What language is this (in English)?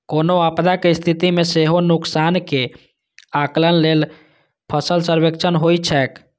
Maithili